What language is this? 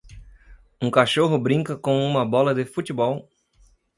Portuguese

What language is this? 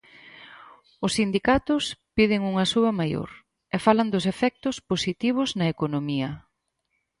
Galician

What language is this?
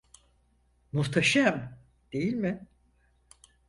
Turkish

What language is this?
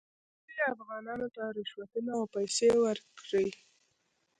Pashto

